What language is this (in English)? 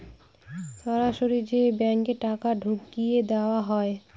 Bangla